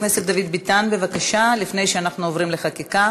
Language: Hebrew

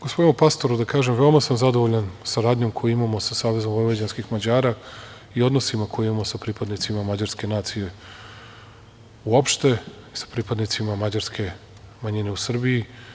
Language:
Serbian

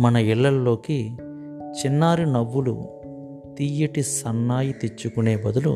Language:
Telugu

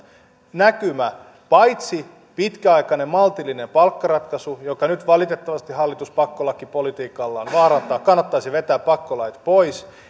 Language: Finnish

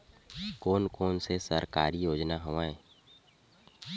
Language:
Chhattisgarhi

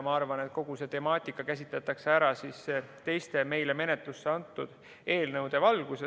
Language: Estonian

